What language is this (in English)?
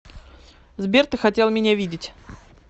Russian